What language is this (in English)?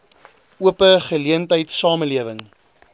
Afrikaans